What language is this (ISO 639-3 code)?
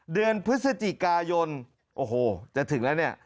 tha